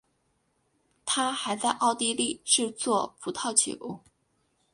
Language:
Chinese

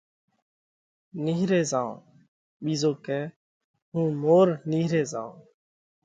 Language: Parkari Koli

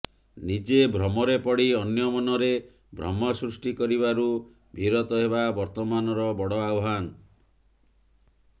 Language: Odia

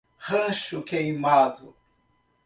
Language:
Portuguese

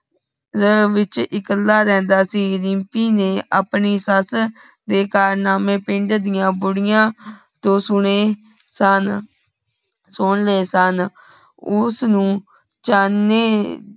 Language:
Punjabi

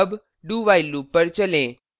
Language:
Hindi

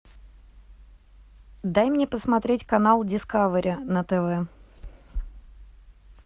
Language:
Russian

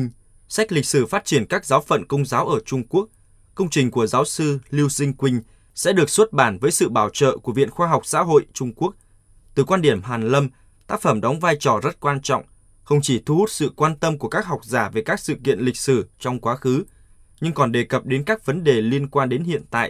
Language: Vietnamese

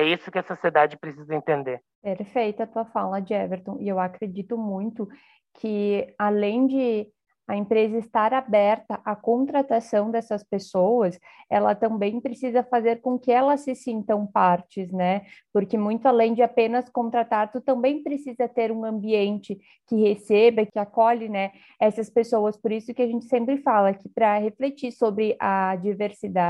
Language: Portuguese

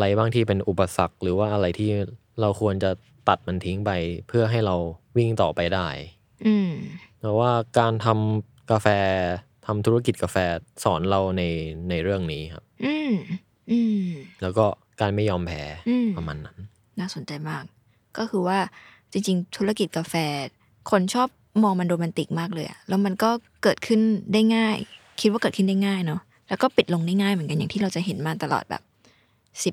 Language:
Thai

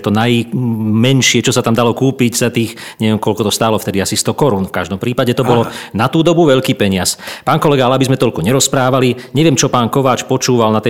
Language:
Slovak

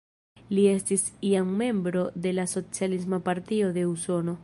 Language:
Esperanto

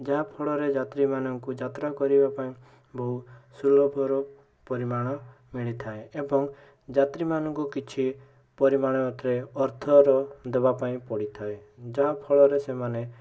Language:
Odia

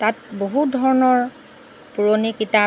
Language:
Assamese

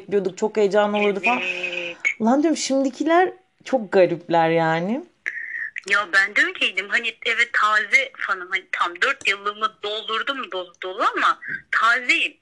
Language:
Turkish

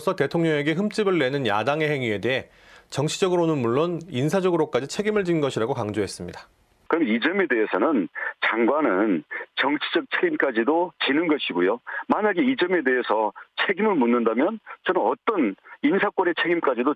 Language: Korean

